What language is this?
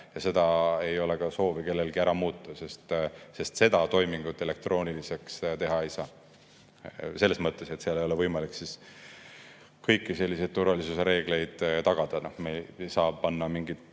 Estonian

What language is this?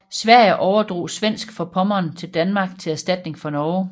Danish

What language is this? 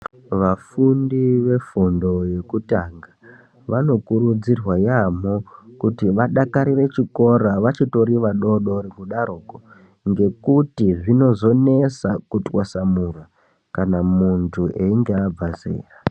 Ndau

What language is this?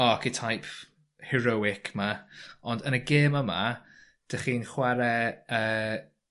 Welsh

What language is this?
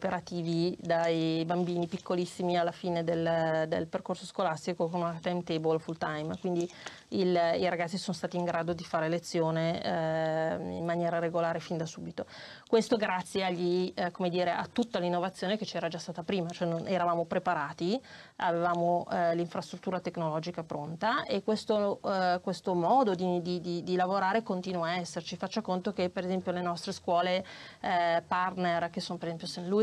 Italian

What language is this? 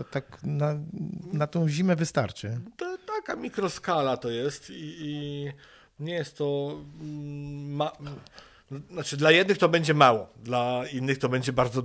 Polish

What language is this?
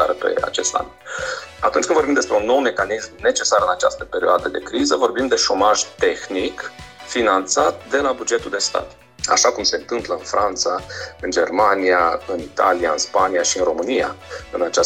Romanian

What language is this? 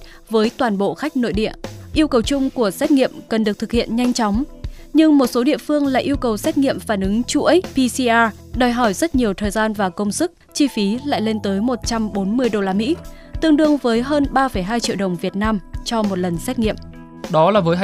Vietnamese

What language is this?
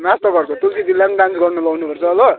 Nepali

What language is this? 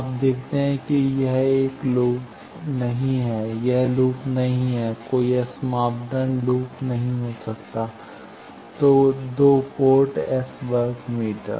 Hindi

